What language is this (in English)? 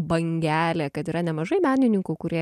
Lithuanian